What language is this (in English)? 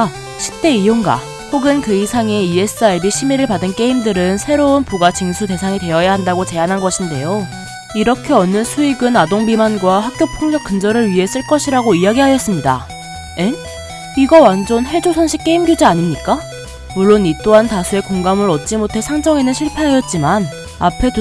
Korean